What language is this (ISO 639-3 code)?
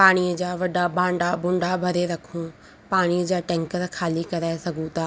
snd